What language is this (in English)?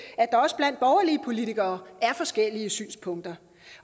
Danish